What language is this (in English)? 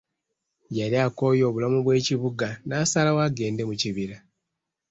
Ganda